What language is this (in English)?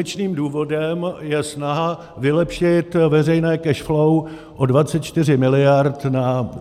Czech